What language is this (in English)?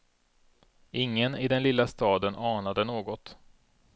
Swedish